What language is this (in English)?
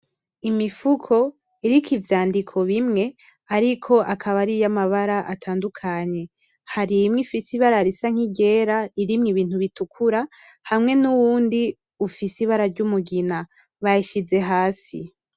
Rundi